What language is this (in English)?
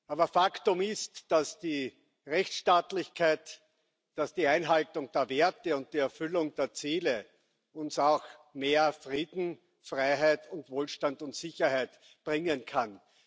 German